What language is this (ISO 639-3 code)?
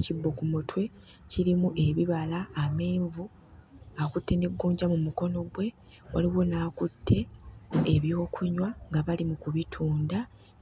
lug